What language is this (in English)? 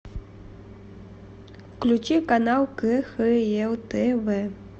Russian